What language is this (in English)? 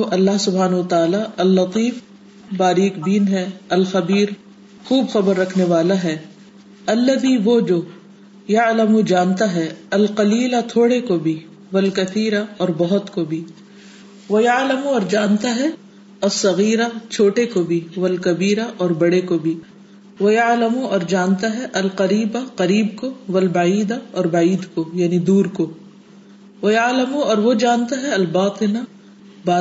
Urdu